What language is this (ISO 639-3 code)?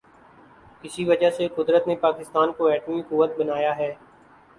urd